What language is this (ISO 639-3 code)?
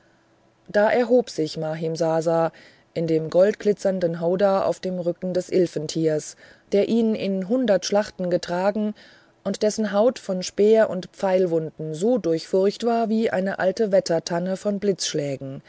deu